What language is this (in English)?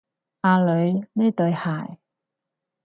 Cantonese